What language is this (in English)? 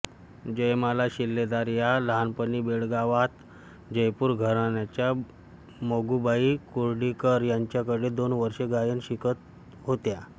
Marathi